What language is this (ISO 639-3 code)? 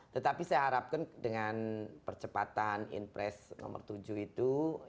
ind